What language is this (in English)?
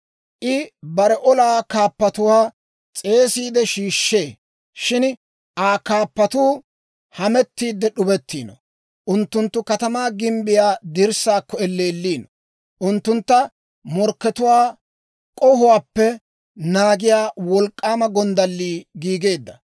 Dawro